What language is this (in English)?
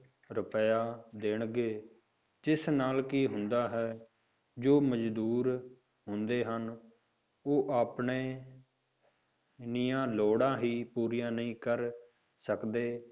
Punjabi